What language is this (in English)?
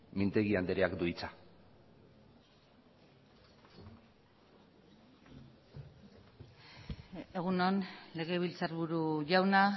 Basque